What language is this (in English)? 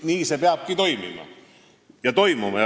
Estonian